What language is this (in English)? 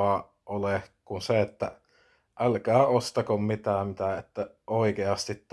Finnish